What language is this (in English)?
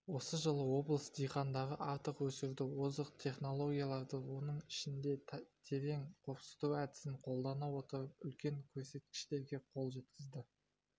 Kazakh